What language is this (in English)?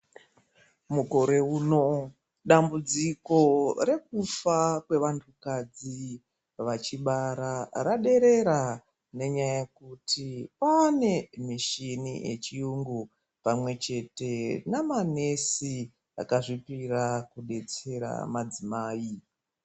Ndau